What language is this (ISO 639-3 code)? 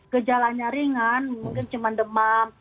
ind